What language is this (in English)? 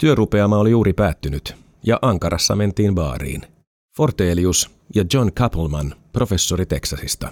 Finnish